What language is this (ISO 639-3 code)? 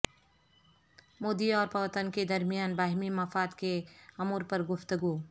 urd